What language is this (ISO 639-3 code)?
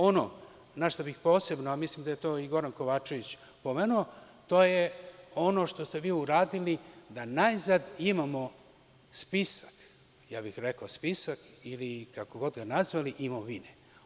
srp